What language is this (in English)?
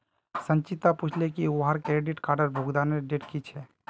Magahi